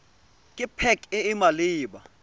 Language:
Tswana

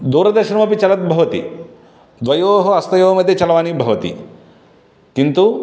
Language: Sanskrit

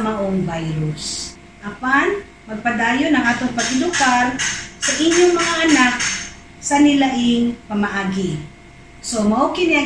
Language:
Filipino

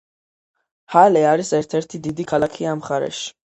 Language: Georgian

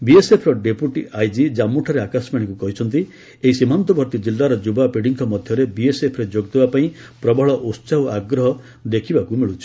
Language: Odia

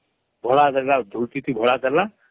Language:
Odia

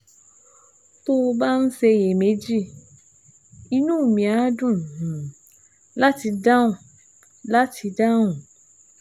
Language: Yoruba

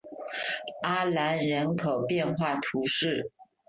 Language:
Chinese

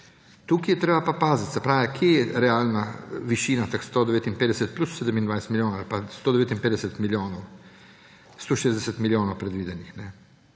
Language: Slovenian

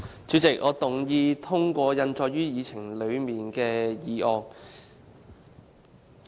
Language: Cantonese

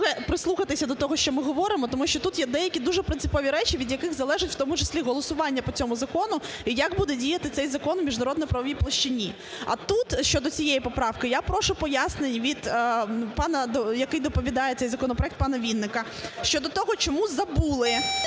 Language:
Ukrainian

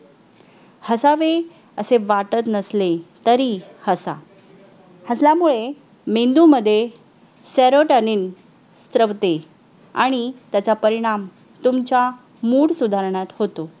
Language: Marathi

